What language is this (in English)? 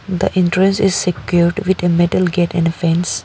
English